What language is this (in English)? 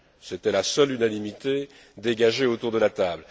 French